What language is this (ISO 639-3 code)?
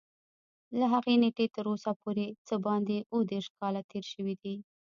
pus